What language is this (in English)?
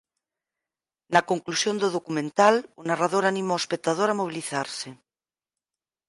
Galician